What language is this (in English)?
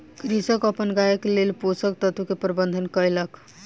Maithili